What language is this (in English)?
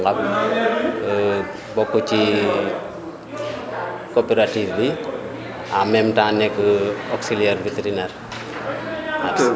Wolof